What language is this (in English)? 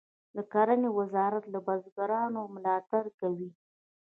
Pashto